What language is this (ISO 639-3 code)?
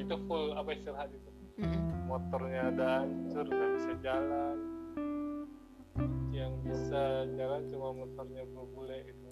ind